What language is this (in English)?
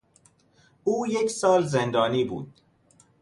Persian